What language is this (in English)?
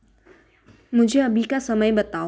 Hindi